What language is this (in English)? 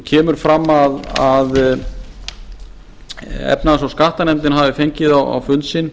Icelandic